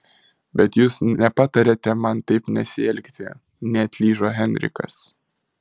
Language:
Lithuanian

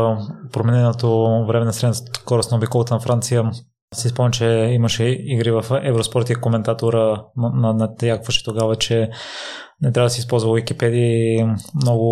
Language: Bulgarian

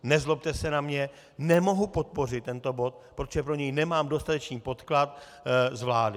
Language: Czech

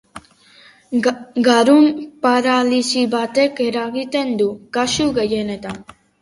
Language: Basque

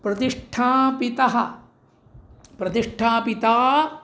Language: Sanskrit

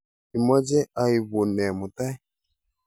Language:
Kalenjin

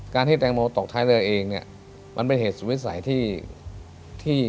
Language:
Thai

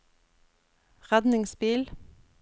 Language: Norwegian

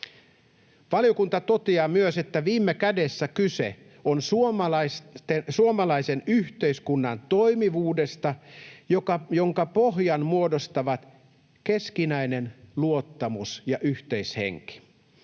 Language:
Finnish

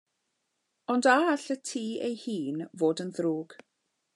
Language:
Welsh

